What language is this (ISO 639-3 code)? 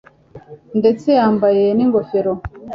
kin